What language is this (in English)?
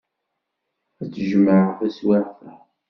Kabyle